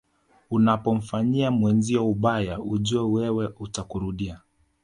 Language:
Swahili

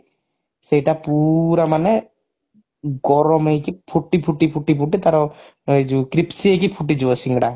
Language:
Odia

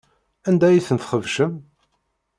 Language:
Kabyle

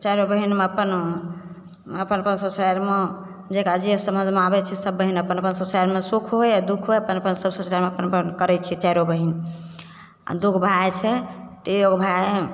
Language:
Maithili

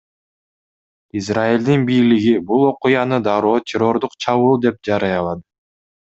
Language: Kyrgyz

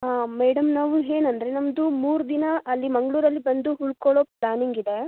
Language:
Kannada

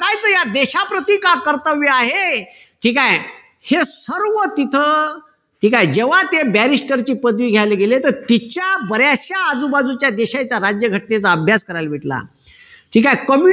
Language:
Marathi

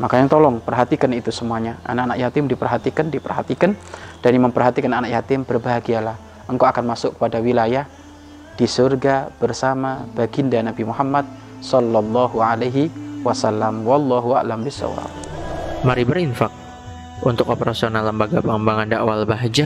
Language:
Indonesian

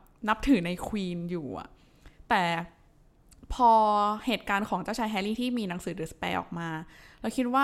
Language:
Thai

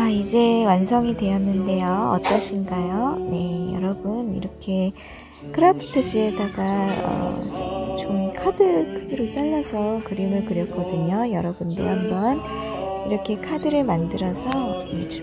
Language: Korean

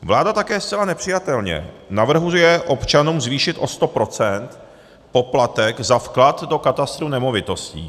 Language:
Czech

